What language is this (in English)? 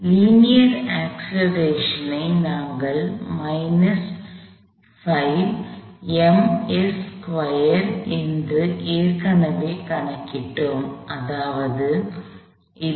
Tamil